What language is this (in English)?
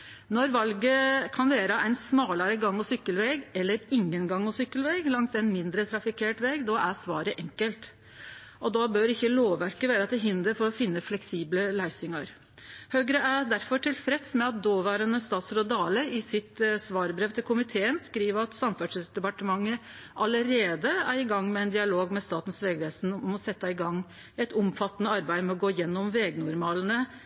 Norwegian Nynorsk